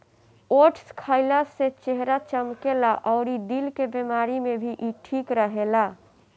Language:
Bhojpuri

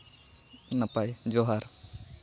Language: Santali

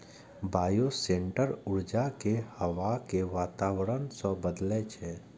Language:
Maithili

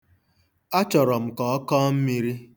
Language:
Igbo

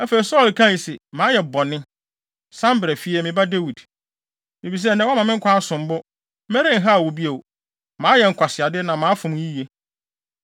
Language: Akan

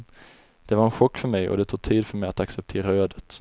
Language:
Swedish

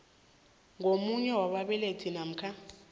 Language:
South Ndebele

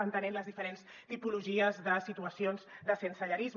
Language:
Catalan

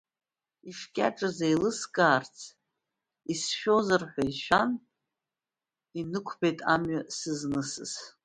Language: Abkhazian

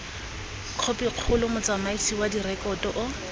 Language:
Tswana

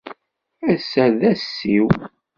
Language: Kabyle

